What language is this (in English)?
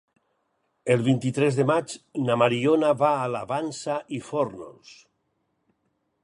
Catalan